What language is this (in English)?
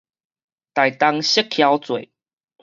Min Nan Chinese